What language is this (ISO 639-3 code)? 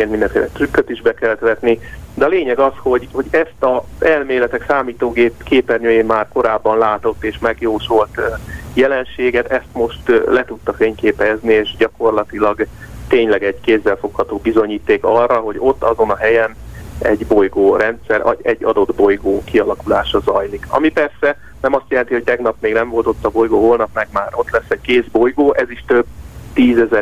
hun